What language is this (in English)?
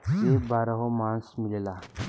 Bhojpuri